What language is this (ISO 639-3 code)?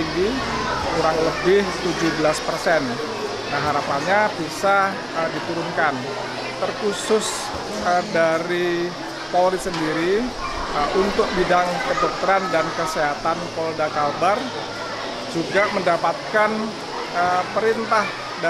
ind